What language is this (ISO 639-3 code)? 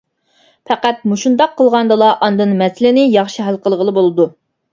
uig